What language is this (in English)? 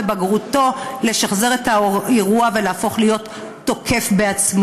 Hebrew